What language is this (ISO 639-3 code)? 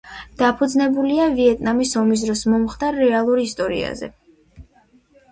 kat